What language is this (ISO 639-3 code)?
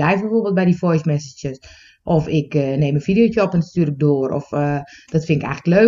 nld